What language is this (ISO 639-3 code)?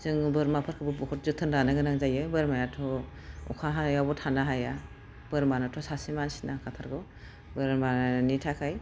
brx